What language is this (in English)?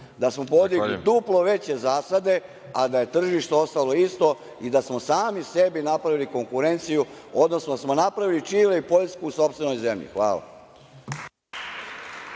Serbian